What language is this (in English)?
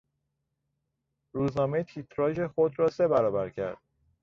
Persian